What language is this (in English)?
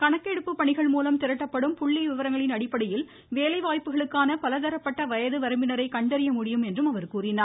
Tamil